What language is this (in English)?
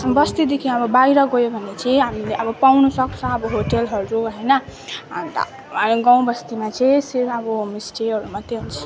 Nepali